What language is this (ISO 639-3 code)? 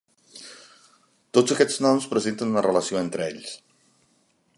cat